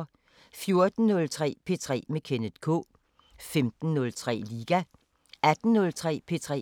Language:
Danish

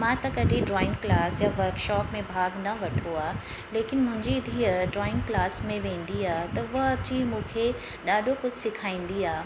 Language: Sindhi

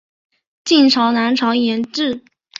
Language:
Chinese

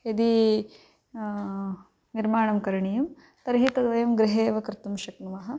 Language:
Sanskrit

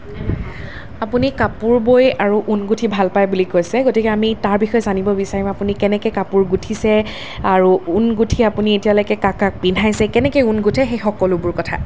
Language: Assamese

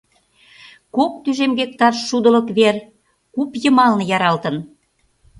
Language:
Mari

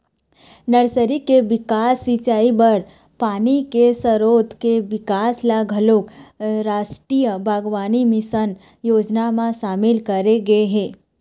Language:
Chhattisgarhi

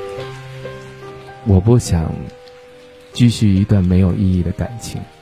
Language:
Chinese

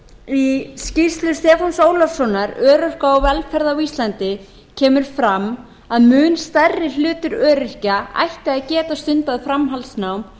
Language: Icelandic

